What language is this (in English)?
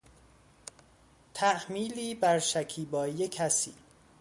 Persian